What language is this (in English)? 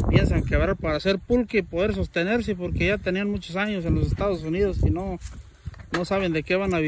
Spanish